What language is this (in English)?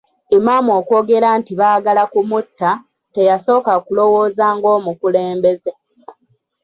Ganda